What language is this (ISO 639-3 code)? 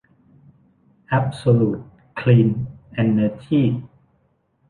tha